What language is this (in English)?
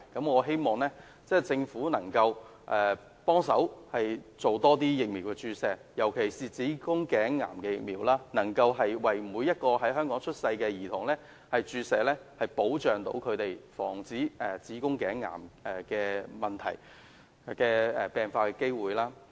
Cantonese